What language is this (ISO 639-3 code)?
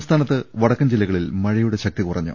mal